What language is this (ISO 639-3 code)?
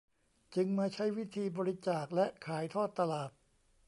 tha